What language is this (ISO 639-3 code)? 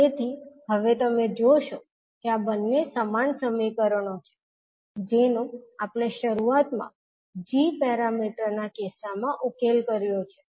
guj